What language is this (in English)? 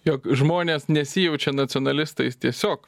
Lithuanian